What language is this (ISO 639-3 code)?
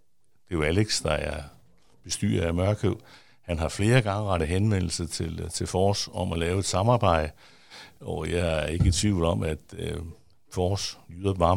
dan